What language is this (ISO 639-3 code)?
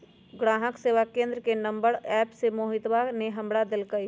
mag